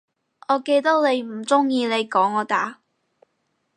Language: Cantonese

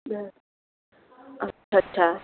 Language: Sindhi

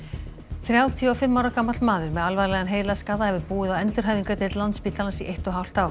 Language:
Icelandic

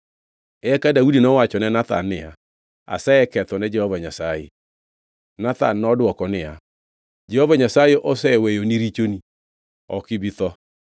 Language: Luo (Kenya and Tanzania)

